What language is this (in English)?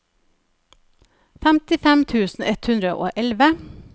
Norwegian